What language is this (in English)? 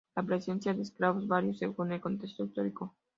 Spanish